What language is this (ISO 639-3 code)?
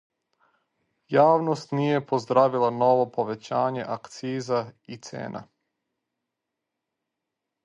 srp